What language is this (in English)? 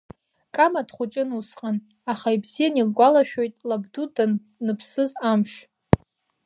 Abkhazian